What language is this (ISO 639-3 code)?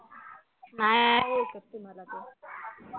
mar